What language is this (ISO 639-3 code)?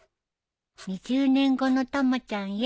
jpn